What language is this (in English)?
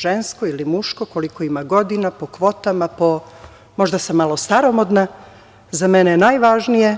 Serbian